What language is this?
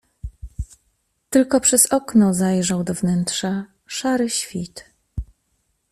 Polish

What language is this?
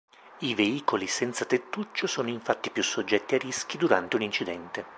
Italian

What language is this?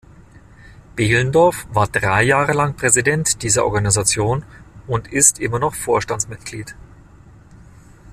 German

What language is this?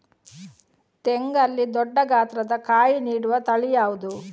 Kannada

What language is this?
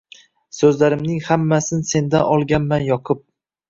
Uzbek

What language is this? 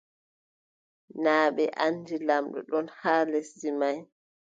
Adamawa Fulfulde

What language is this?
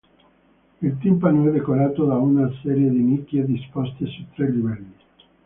Italian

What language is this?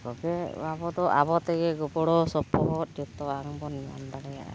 Santali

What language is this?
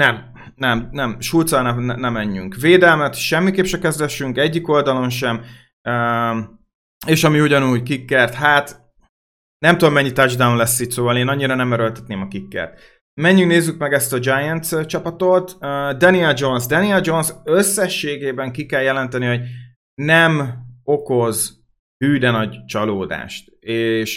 Hungarian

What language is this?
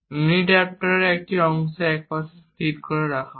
Bangla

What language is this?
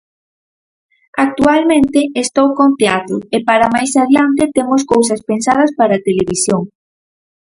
Galician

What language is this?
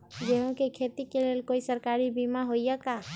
Magahi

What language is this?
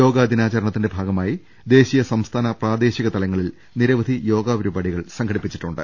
Malayalam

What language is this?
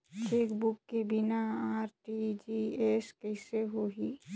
Chhattisgarhi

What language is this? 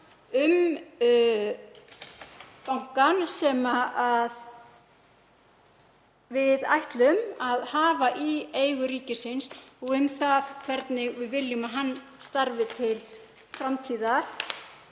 Icelandic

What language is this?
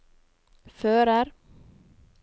Norwegian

